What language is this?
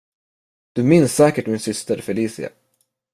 Swedish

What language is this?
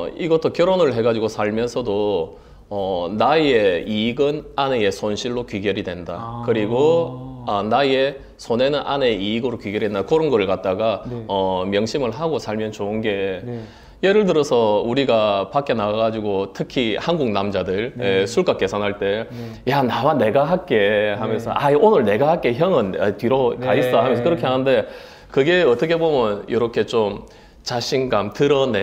Korean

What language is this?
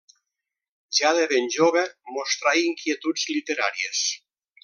Catalan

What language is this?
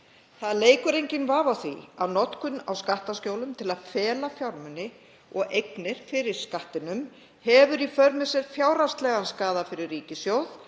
Icelandic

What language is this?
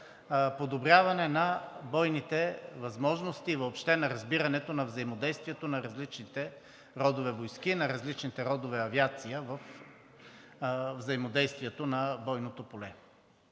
Bulgarian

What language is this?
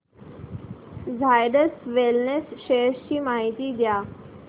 Marathi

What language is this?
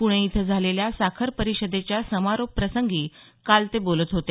Marathi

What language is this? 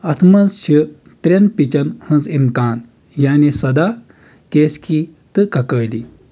Kashmiri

